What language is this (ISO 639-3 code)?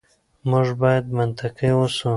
pus